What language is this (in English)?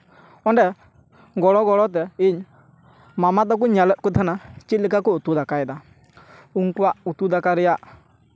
Santali